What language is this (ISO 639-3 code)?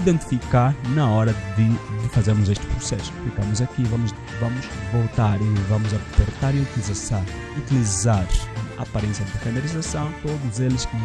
por